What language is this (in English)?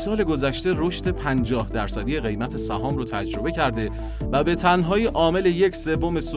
Persian